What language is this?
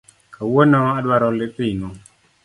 Luo (Kenya and Tanzania)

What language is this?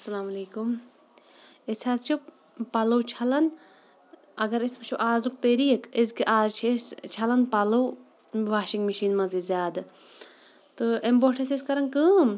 Kashmiri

